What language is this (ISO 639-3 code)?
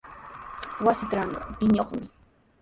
qws